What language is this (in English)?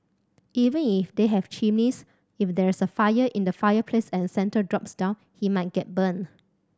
English